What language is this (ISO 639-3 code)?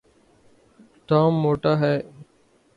urd